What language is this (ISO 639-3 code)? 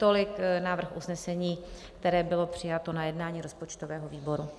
ces